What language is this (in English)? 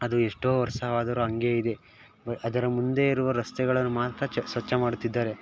Kannada